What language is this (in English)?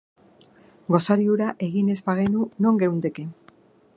Basque